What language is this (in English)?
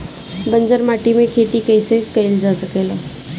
Bhojpuri